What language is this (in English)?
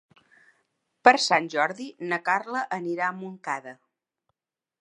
Catalan